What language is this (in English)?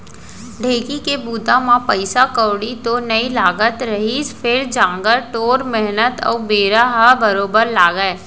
Chhattisgarhi